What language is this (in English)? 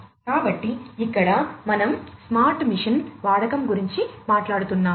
Telugu